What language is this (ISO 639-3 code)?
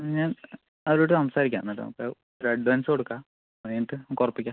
mal